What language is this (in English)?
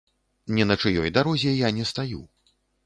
Belarusian